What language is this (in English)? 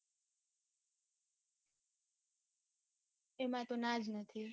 Gujarati